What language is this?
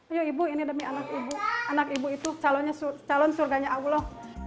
Indonesian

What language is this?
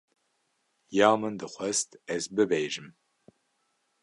Kurdish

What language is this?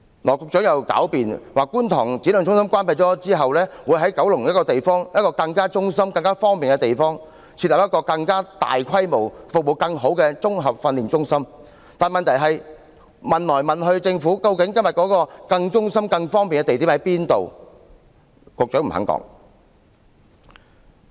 Cantonese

